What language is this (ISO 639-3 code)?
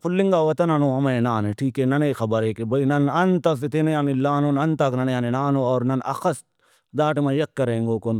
brh